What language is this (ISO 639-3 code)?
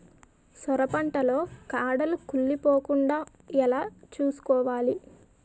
tel